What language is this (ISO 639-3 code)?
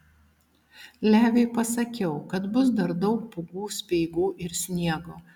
lit